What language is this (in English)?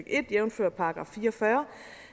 Danish